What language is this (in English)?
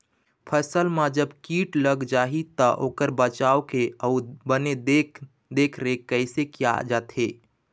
Chhattisgarhi